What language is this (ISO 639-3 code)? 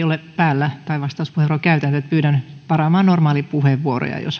fin